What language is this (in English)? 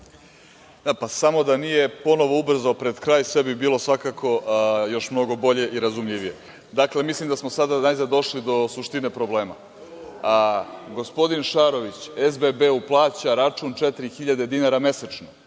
Serbian